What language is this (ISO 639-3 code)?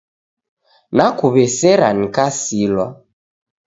dav